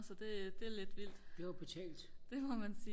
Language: Danish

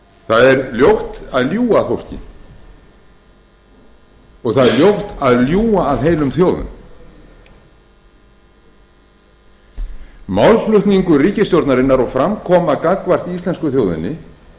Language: Icelandic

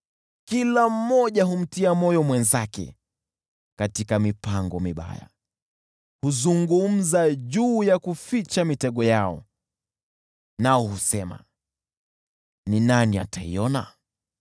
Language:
Swahili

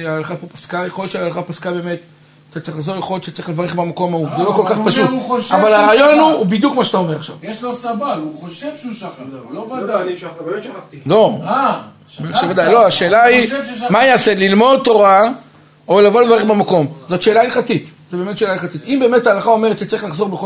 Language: Hebrew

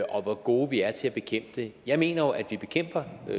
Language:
Danish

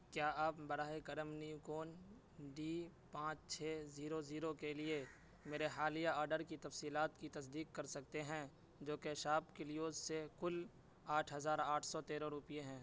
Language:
Urdu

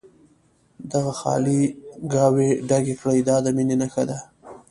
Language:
Pashto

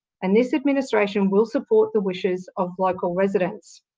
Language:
English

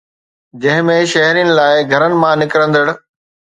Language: Sindhi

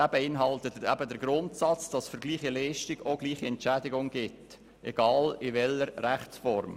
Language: Swiss German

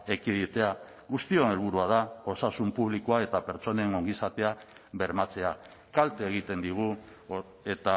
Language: Basque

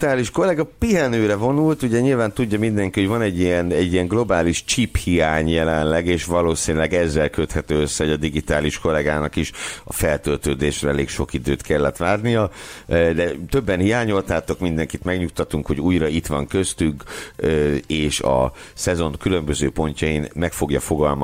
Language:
Hungarian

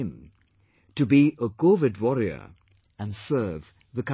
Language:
English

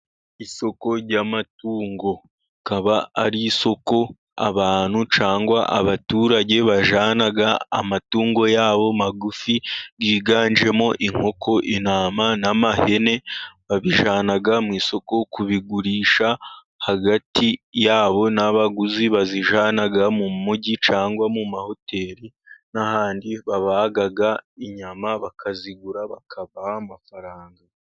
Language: Kinyarwanda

